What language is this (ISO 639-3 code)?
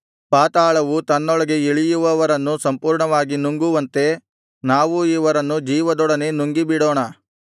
kan